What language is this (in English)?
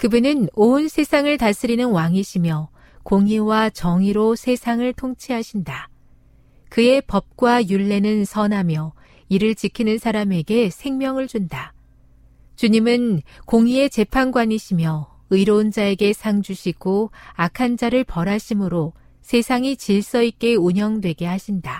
Korean